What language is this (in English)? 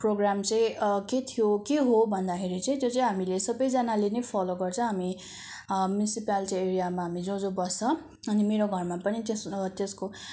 Nepali